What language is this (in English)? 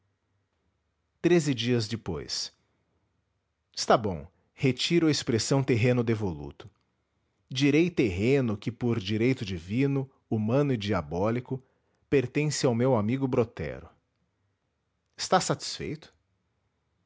Portuguese